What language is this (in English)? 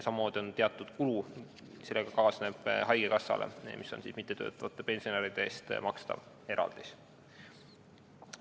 Estonian